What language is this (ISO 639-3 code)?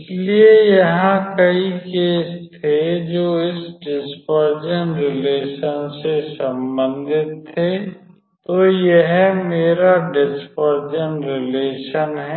hin